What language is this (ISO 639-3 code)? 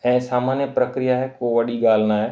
snd